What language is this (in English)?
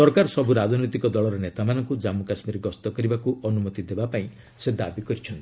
Odia